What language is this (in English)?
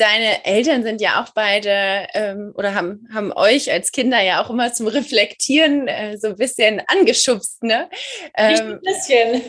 German